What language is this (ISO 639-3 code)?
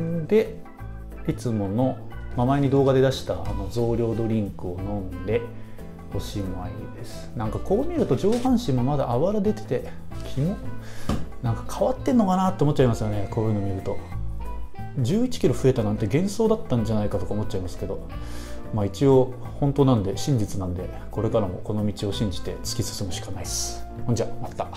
jpn